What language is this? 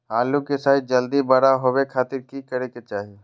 Magahi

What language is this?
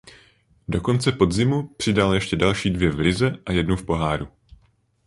Czech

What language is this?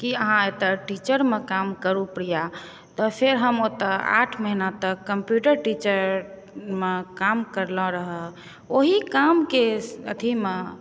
Maithili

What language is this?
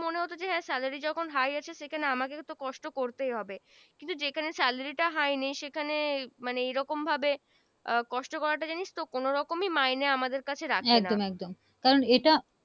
Bangla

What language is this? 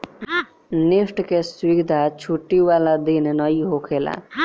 Bhojpuri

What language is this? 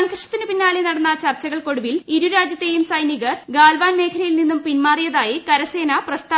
Malayalam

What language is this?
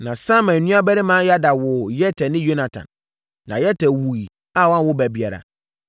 Akan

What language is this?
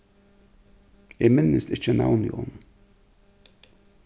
Faroese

